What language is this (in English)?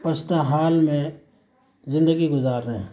Urdu